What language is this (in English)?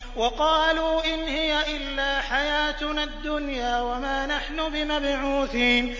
Arabic